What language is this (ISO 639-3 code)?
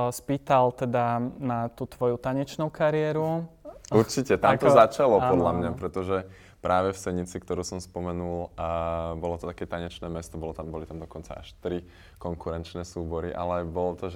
slk